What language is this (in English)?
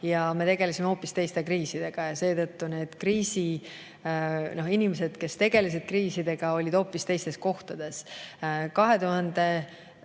Estonian